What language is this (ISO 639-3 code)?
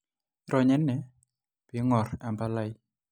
mas